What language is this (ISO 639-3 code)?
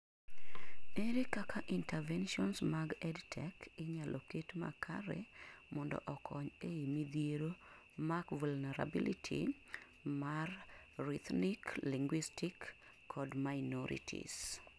luo